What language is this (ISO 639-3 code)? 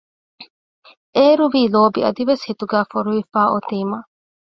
div